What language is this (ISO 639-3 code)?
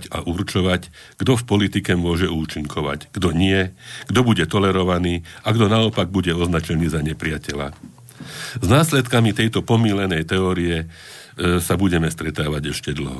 slk